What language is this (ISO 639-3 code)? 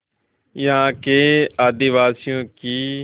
hin